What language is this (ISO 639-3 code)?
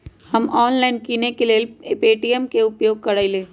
mag